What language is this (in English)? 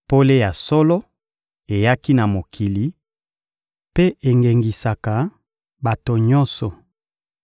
Lingala